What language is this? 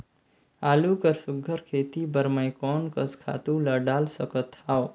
Chhattisgarhi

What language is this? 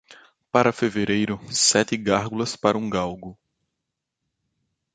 Portuguese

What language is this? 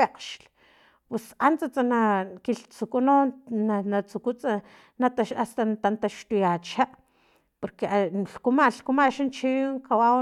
Filomena Mata-Coahuitlán Totonac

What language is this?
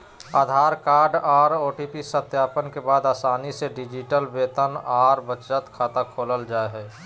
Magahi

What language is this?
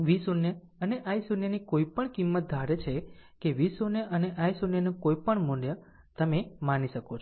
Gujarati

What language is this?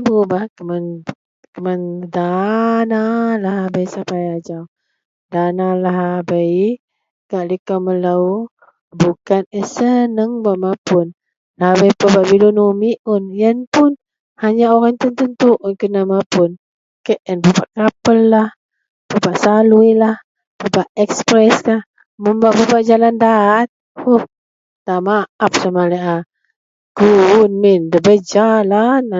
Central Melanau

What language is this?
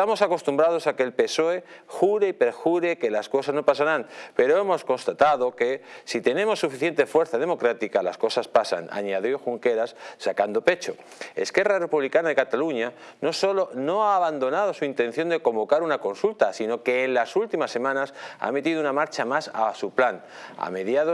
Spanish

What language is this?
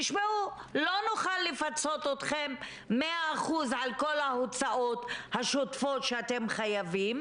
Hebrew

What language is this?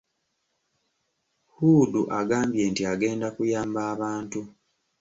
Ganda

